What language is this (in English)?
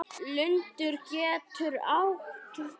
Icelandic